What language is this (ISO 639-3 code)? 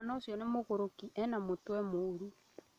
kik